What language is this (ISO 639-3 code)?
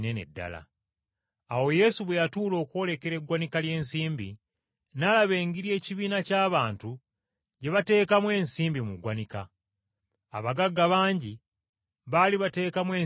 lug